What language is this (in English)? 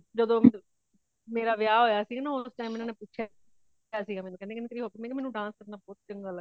Punjabi